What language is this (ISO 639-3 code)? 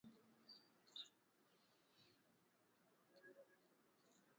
swa